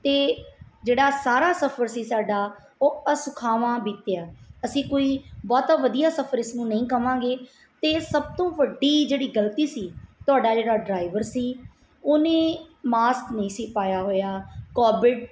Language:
Punjabi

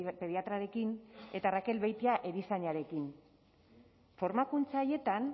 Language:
Basque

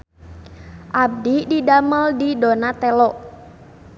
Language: Sundanese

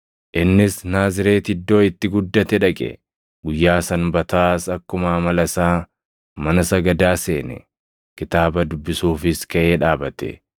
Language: Oromo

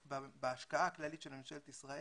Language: Hebrew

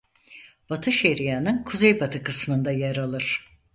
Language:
Turkish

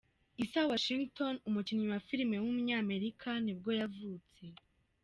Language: Kinyarwanda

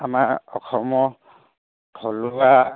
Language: Assamese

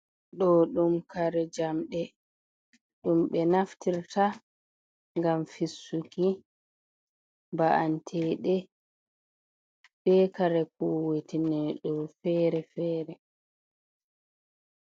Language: Fula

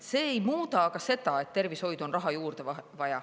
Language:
Estonian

